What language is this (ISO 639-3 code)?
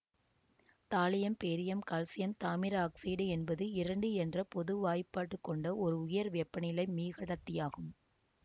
tam